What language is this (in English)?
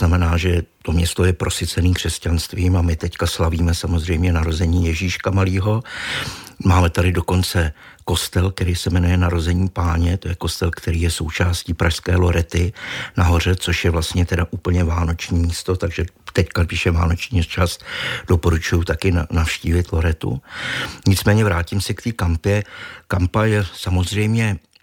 Czech